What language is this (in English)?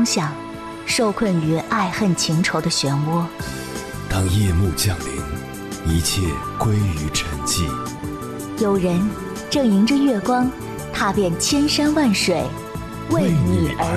Chinese